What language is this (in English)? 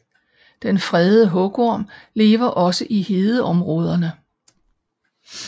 Danish